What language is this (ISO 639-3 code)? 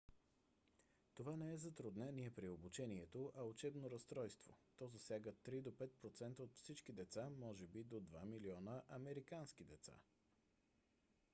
bul